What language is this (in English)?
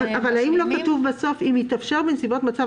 Hebrew